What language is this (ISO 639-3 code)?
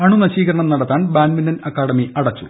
mal